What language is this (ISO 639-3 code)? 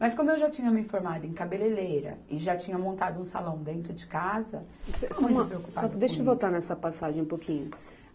por